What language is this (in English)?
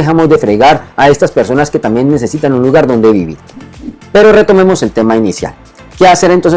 Spanish